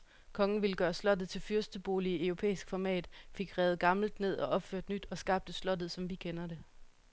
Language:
Danish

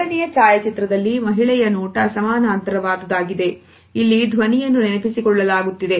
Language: Kannada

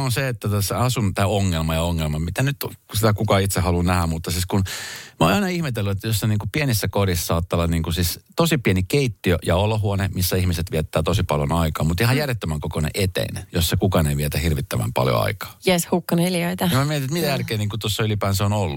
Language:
Finnish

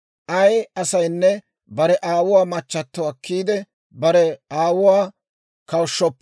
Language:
Dawro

